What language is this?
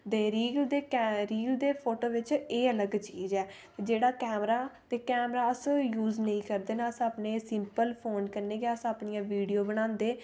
Dogri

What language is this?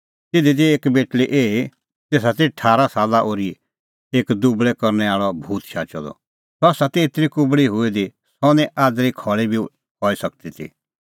Kullu Pahari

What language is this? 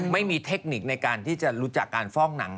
Thai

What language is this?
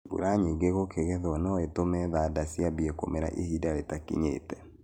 Kikuyu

